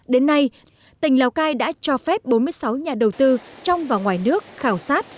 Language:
Vietnamese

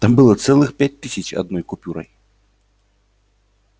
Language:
Russian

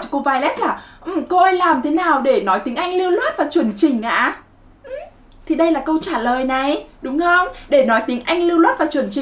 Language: Vietnamese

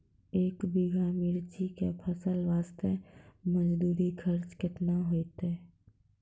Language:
Maithili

